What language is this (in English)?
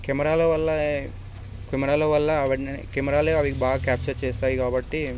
Telugu